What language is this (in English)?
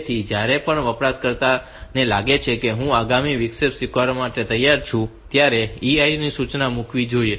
Gujarati